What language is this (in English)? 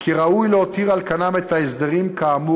Hebrew